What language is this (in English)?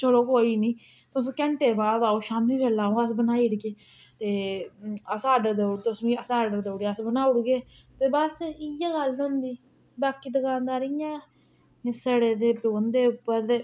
Dogri